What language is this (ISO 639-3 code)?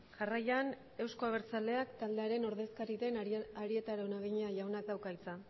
eus